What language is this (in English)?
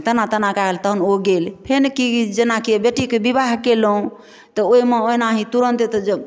Maithili